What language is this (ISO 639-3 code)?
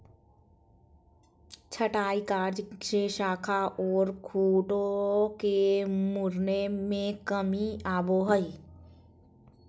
mag